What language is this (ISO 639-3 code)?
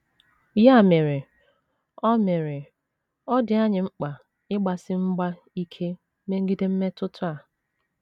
ibo